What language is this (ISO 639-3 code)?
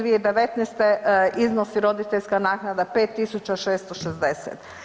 hrv